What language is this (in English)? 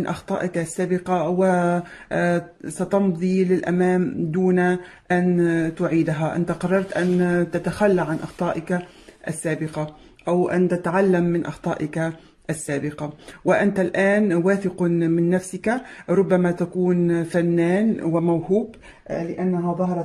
Arabic